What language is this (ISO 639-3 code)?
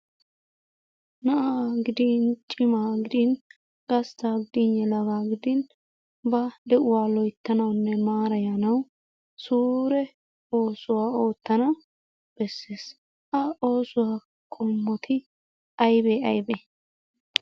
wal